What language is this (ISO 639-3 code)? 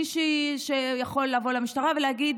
heb